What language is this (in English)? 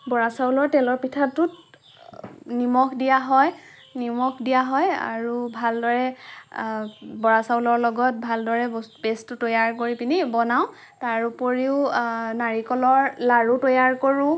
Assamese